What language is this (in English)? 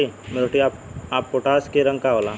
Bhojpuri